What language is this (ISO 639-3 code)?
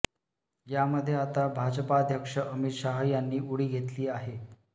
mar